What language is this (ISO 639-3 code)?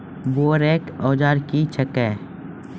mai